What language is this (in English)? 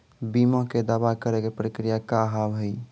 Maithili